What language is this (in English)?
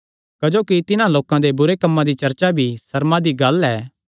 Kangri